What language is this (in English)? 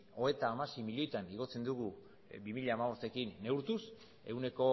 Basque